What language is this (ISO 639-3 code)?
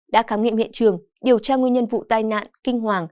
vie